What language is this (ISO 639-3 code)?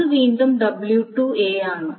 mal